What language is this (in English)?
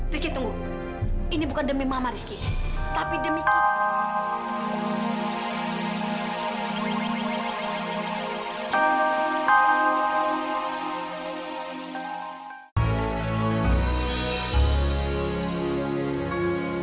Indonesian